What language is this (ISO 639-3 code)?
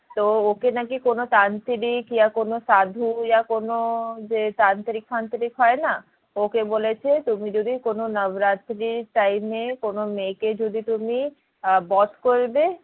ben